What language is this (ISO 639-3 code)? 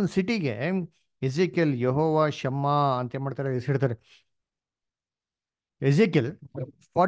kan